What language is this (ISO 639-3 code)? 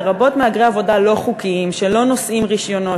heb